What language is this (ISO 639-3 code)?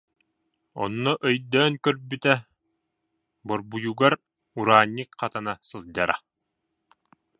sah